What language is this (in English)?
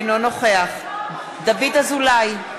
Hebrew